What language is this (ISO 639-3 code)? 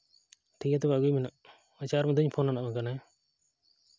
sat